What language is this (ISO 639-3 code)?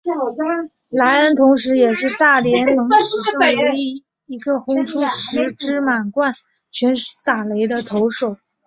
zho